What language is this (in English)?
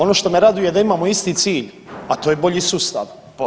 Croatian